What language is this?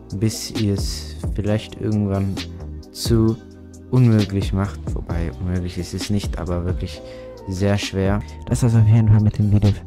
German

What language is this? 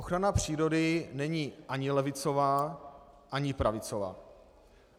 Czech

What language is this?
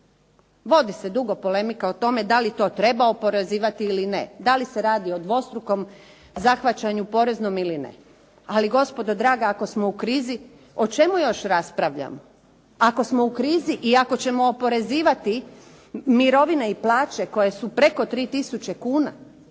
Croatian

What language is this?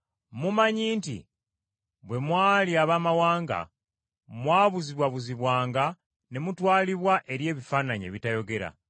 Ganda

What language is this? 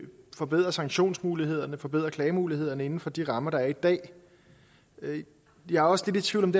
Danish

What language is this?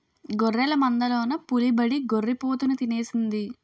Telugu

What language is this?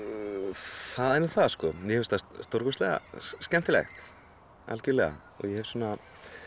Icelandic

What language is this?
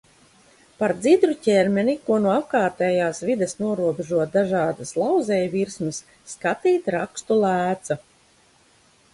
Latvian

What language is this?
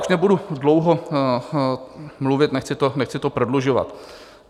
Czech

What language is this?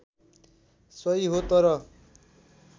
Nepali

